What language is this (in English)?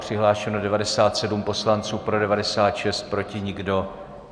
Czech